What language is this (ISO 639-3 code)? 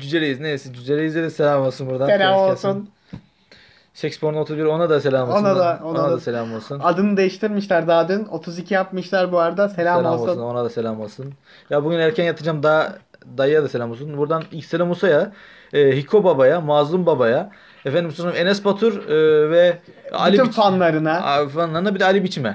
tur